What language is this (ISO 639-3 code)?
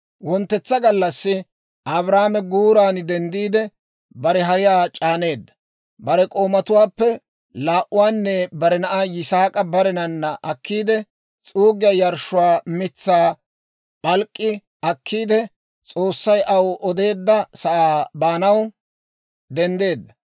dwr